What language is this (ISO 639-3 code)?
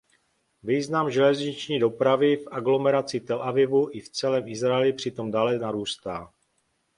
ces